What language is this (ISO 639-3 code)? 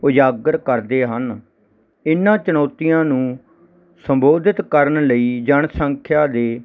pan